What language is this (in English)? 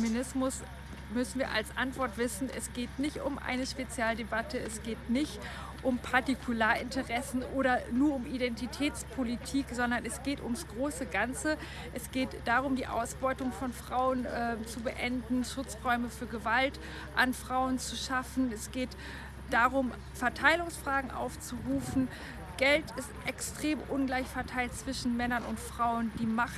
German